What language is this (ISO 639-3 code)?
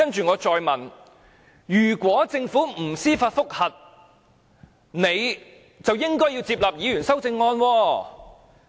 yue